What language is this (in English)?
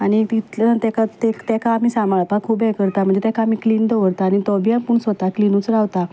Konkani